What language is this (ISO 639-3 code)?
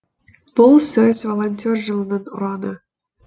kaz